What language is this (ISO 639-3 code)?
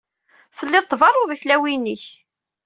kab